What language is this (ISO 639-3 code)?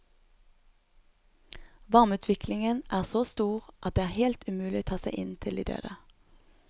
nor